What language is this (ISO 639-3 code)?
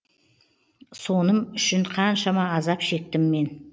kaz